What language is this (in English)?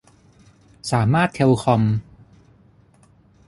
Thai